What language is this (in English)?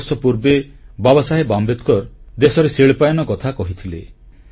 Odia